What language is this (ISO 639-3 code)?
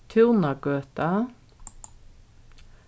fao